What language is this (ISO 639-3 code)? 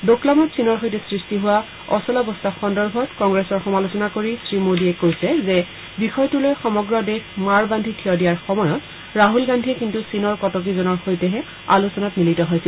asm